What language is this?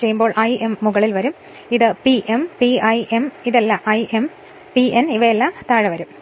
Malayalam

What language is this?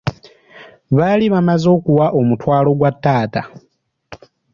Ganda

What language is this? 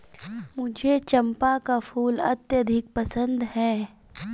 Hindi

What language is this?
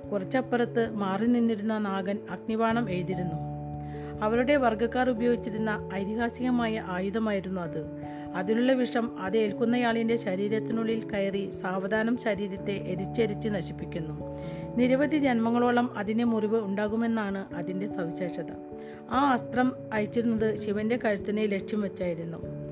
Malayalam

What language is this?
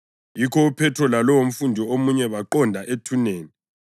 North Ndebele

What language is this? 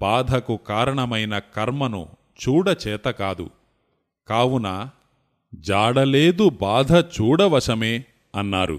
Telugu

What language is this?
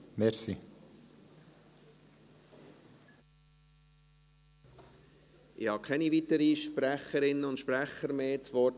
Swiss German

